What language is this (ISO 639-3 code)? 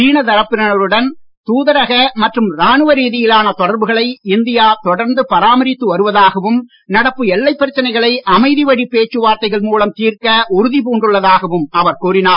tam